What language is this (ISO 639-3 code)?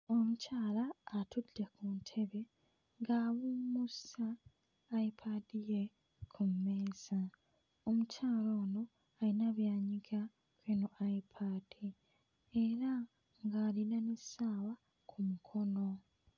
lug